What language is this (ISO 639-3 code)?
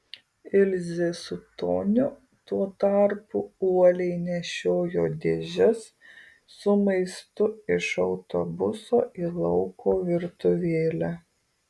lit